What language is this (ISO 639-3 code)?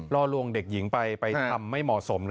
tha